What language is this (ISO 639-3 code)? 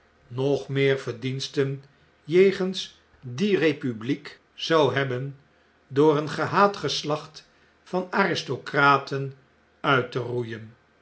nld